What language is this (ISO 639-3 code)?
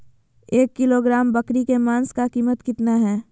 mag